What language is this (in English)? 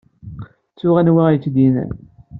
Kabyle